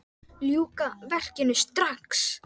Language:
Icelandic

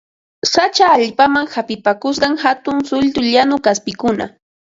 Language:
Ambo-Pasco Quechua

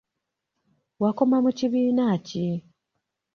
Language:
Ganda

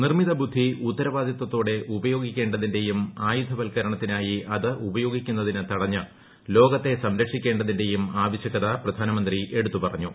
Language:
Malayalam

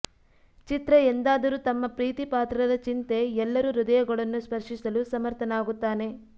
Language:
Kannada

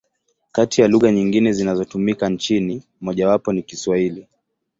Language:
Swahili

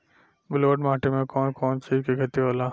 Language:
Bhojpuri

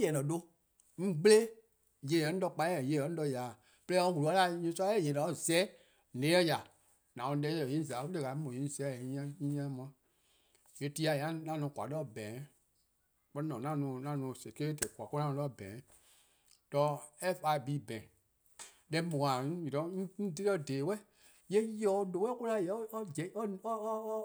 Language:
Eastern Krahn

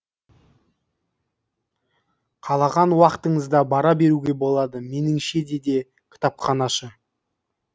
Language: Kazakh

